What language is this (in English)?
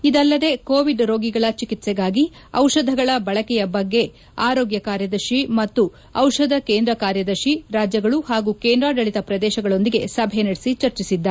Kannada